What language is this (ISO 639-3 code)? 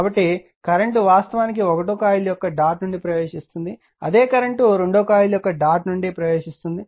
tel